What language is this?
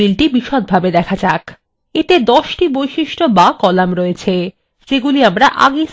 Bangla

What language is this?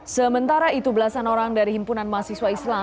Indonesian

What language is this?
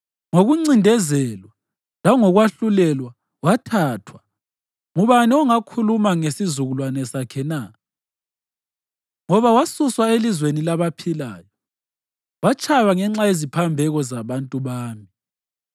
North Ndebele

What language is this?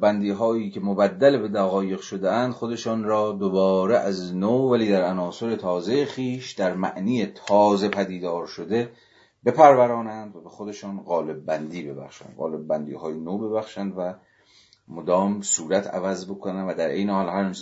Persian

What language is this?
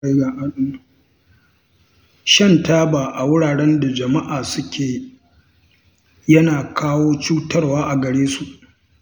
Hausa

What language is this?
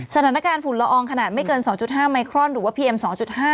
Thai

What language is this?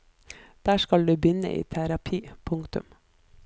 Norwegian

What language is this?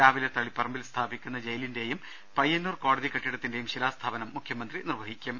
Malayalam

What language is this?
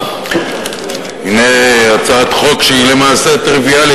Hebrew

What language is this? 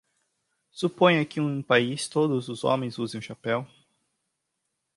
Portuguese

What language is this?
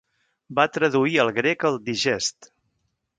Catalan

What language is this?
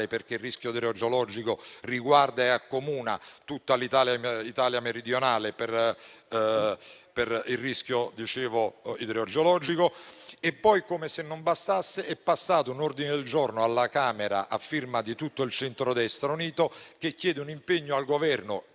Italian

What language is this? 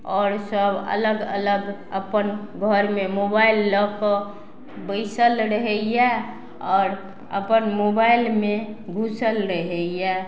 Maithili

